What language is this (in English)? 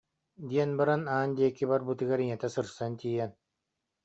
Yakut